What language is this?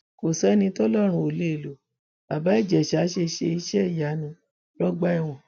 Yoruba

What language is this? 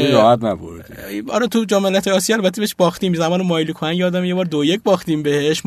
Persian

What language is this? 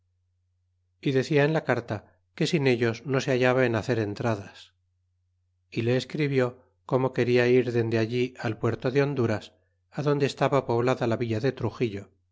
Spanish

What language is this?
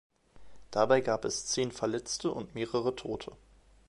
German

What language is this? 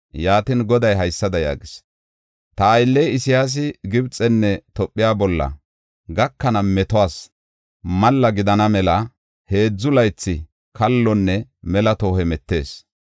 Gofa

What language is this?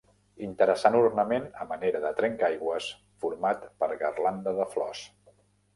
Catalan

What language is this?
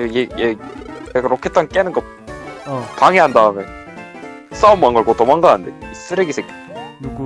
Korean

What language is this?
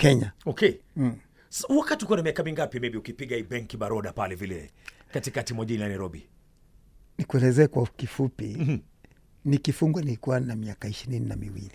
Swahili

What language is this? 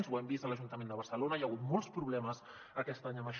Catalan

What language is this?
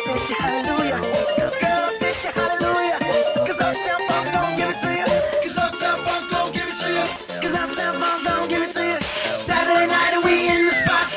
English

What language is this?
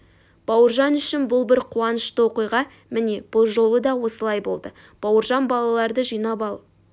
Kazakh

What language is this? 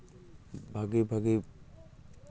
Santali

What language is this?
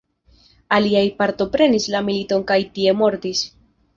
Esperanto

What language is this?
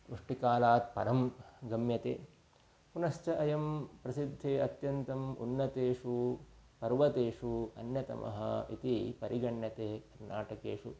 Sanskrit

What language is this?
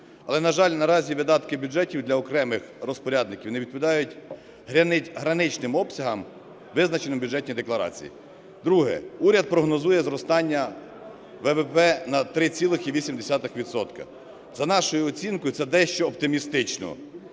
Ukrainian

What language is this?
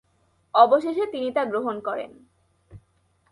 Bangla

